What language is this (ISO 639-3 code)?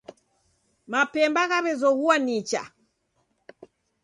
dav